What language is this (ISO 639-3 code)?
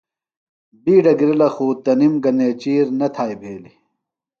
phl